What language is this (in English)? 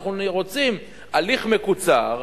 Hebrew